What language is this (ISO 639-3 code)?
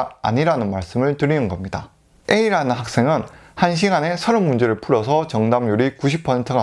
kor